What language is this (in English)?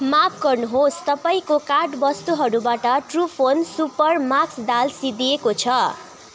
Nepali